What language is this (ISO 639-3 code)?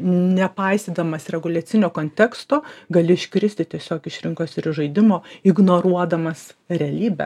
lit